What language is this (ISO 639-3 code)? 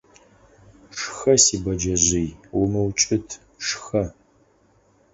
ady